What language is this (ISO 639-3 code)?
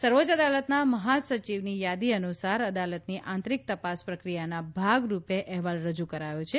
guj